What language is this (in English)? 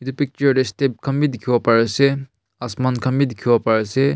Naga Pidgin